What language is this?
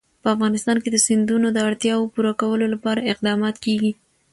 Pashto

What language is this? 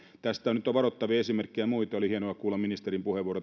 Finnish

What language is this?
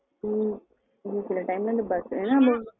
Tamil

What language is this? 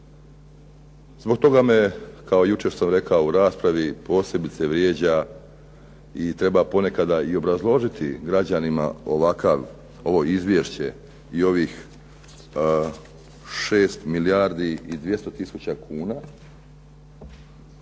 Croatian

